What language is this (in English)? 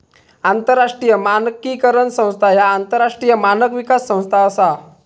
Marathi